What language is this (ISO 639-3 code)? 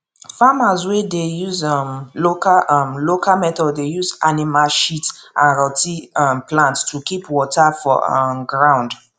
pcm